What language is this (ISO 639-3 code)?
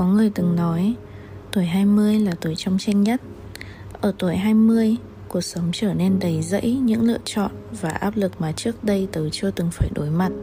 vie